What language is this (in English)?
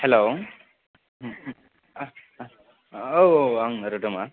Bodo